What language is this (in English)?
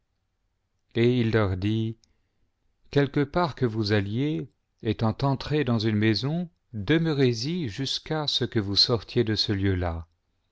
French